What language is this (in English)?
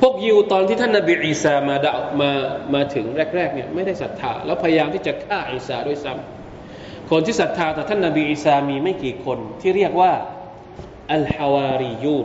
Thai